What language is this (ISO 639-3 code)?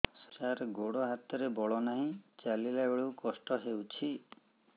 ori